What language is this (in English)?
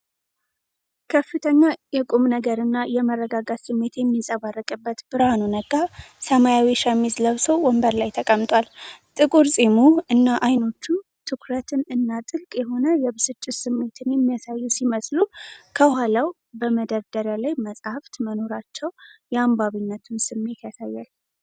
Amharic